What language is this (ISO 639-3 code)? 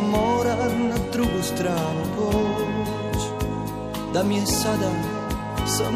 hrv